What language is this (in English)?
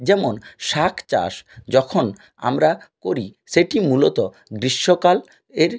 Bangla